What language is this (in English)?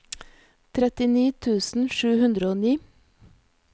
Norwegian